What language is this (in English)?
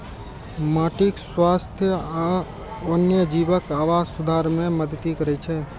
Maithili